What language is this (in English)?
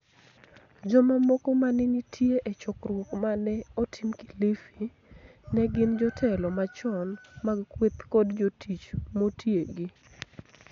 Luo (Kenya and Tanzania)